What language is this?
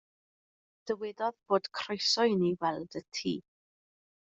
Welsh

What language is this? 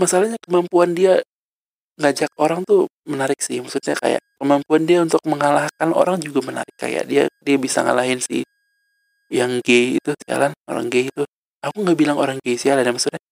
Indonesian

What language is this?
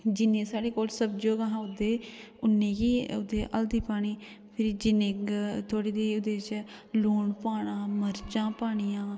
Dogri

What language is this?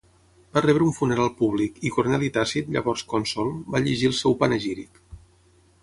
Catalan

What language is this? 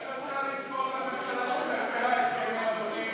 Hebrew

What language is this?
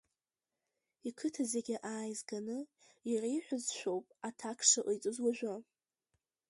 Abkhazian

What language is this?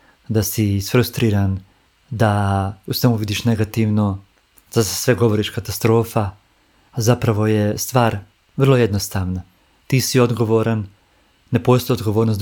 Croatian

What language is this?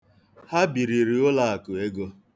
Igbo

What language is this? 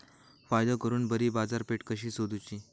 Marathi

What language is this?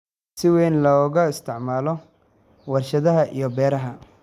Somali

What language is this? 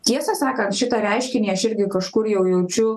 Lithuanian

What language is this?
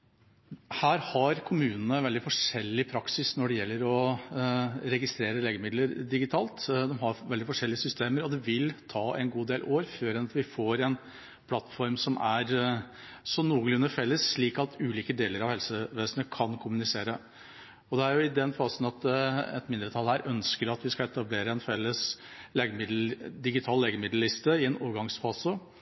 Norwegian Bokmål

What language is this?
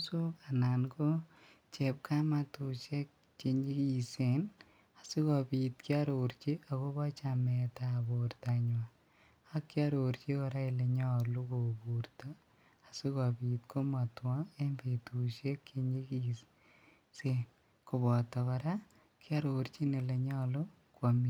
Kalenjin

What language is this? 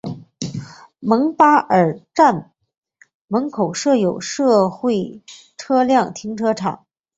Chinese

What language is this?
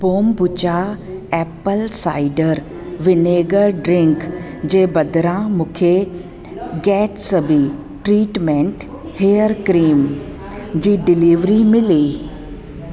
Sindhi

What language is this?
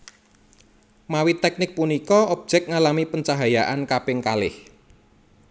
Javanese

